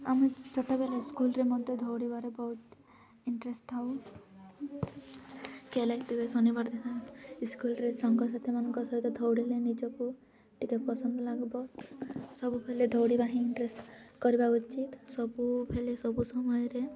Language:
Odia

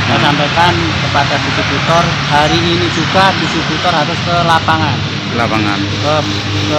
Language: Indonesian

